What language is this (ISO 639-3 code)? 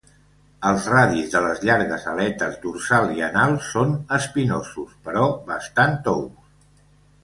cat